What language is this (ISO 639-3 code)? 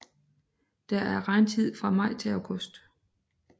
dan